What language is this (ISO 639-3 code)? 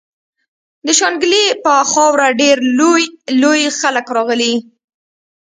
pus